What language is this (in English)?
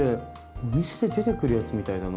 Japanese